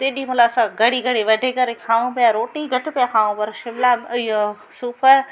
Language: Sindhi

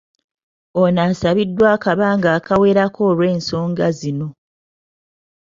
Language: Ganda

